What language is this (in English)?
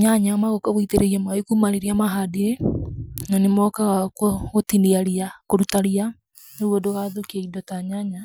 Kikuyu